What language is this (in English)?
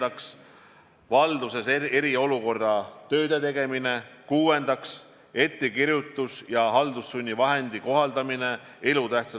Estonian